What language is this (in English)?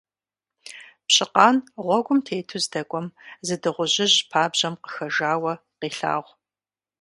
Kabardian